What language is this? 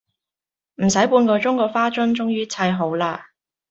Cantonese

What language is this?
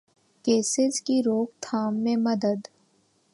Urdu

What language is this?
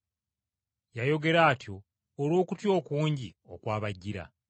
Ganda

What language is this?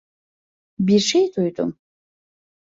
Turkish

